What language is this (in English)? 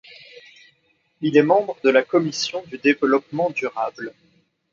French